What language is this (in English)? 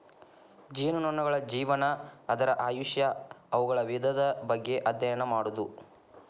Kannada